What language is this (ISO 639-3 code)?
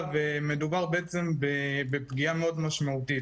heb